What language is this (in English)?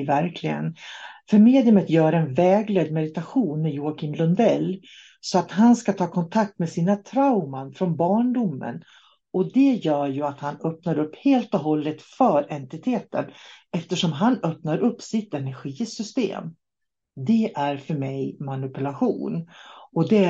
Swedish